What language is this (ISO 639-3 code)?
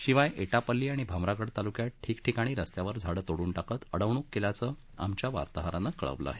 mar